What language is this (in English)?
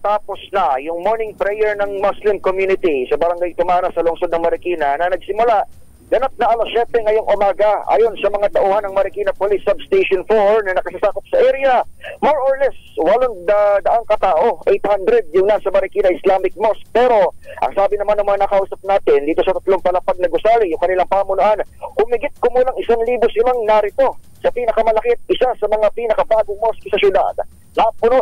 Filipino